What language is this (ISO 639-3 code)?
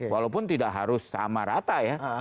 ind